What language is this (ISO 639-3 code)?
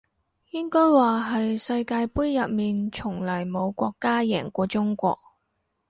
yue